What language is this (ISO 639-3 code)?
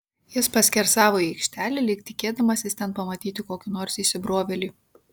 lit